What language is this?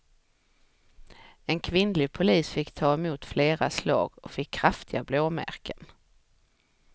Swedish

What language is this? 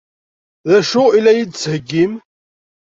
Kabyle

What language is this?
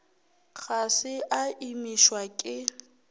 Northern Sotho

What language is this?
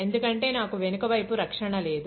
Telugu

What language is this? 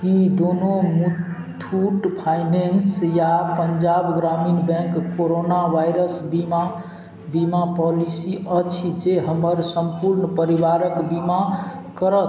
Maithili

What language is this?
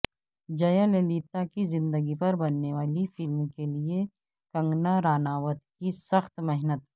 Urdu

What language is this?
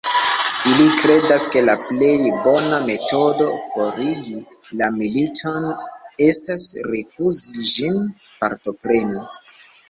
Esperanto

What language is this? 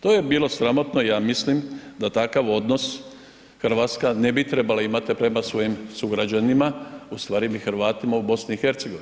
Croatian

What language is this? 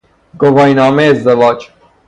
Persian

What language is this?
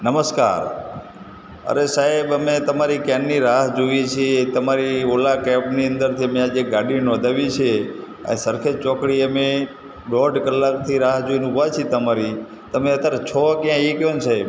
Gujarati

